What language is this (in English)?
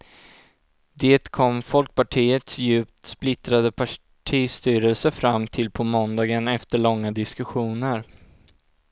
Swedish